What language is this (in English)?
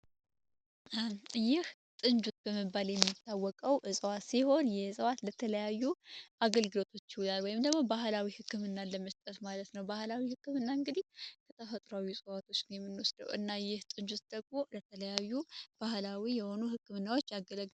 Amharic